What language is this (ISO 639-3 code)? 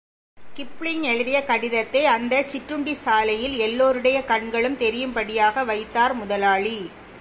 tam